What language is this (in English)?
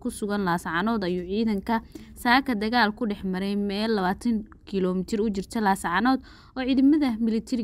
Arabic